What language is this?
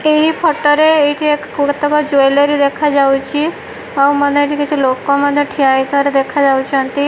Odia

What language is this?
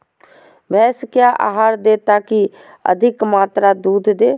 Magahi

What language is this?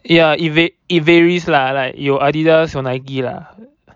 English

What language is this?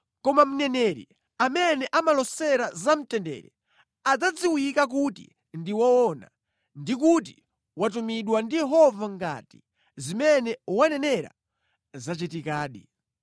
Nyanja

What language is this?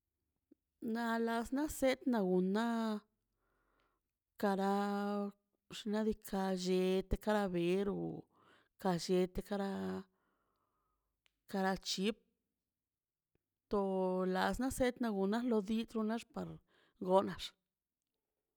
Mazaltepec Zapotec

